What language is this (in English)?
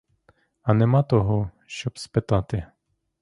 Ukrainian